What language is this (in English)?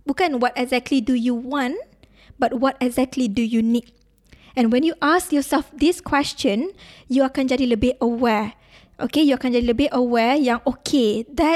Malay